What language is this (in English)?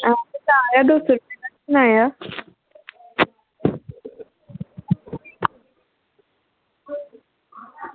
Dogri